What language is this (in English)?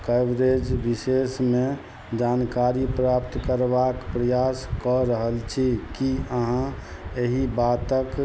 Maithili